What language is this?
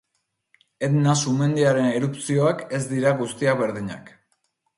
Basque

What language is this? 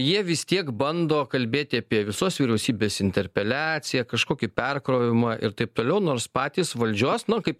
Lithuanian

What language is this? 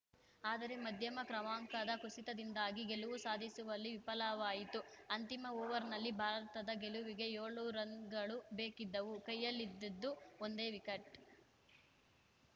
Kannada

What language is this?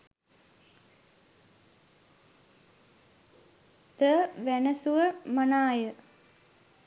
Sinhala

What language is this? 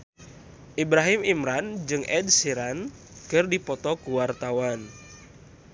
Sundanese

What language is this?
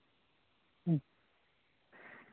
Santali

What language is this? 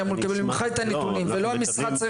Hebrew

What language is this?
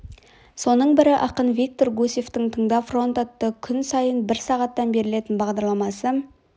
Kazakh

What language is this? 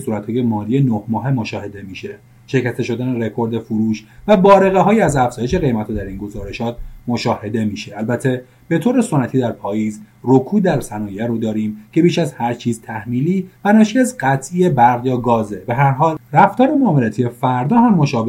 Persian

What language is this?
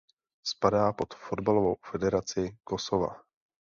Czech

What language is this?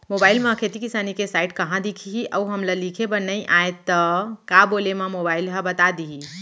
Chhattisgarhi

